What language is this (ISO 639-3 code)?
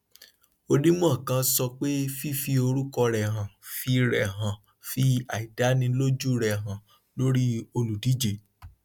yor